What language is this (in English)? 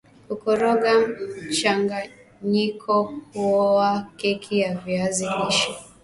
Swahili